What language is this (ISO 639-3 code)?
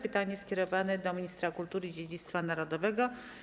pol